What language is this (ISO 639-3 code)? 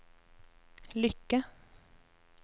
nor